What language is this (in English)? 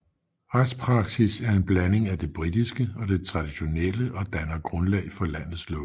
Danish